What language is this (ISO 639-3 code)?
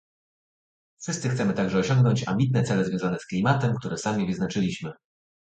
pol